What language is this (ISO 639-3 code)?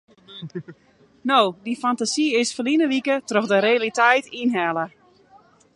fry